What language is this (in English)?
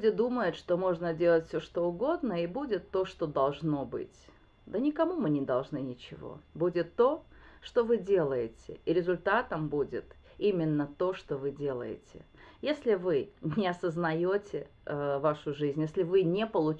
Russian